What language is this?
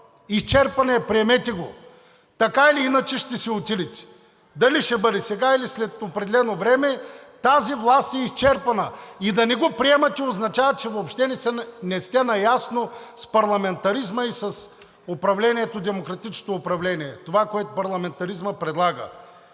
Bulgarian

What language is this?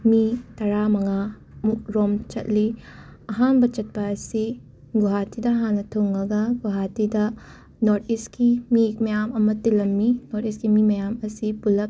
Manipuri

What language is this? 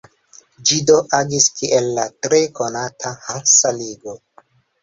Esperanto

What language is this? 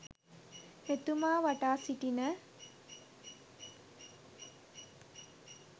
Sinhala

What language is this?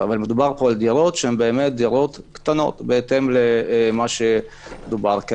Hebrew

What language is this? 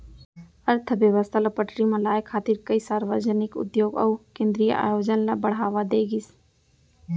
Chhattisgarhi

